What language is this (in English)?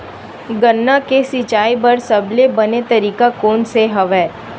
Chhattisgarhi